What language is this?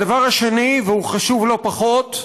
Hebrew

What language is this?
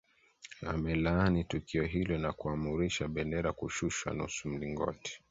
Swahili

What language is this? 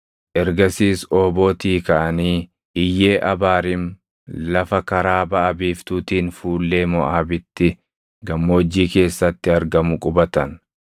Oromo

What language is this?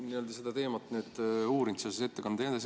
Estonian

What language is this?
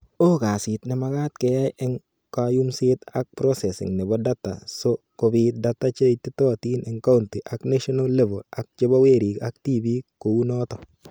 Kalenjin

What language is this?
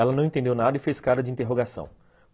Portuguese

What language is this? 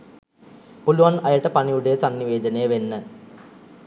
Sinhala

